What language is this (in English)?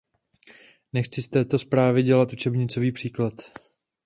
Czech